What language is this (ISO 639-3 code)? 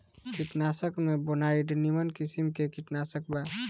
bho